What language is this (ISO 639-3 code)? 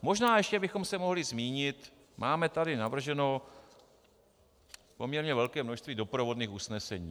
ces